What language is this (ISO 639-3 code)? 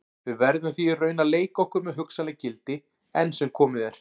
isl